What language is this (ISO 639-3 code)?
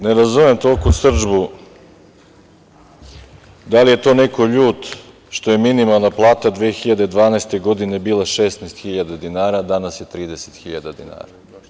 srp